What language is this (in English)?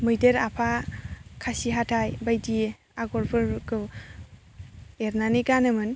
Bodo